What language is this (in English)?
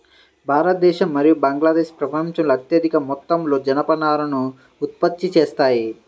Telugu